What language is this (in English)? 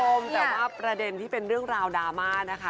Thai